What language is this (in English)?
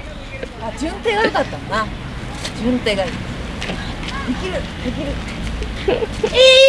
Japanese